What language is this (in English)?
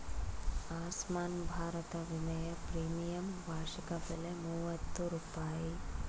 Kannada